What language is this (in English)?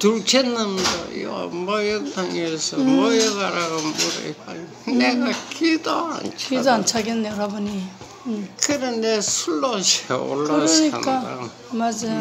Korean